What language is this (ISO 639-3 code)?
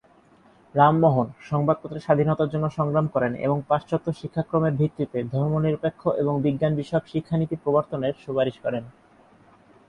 ben